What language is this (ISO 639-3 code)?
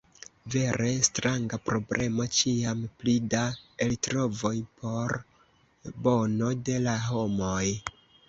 epo